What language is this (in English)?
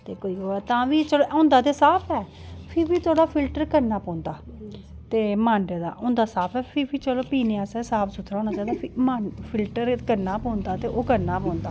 Dogri